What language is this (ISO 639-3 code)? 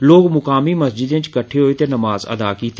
doi